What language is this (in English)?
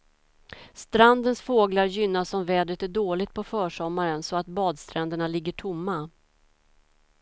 Swedish